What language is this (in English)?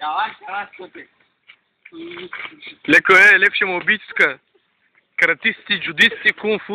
Romanian